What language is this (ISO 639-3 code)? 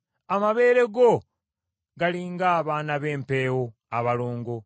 lug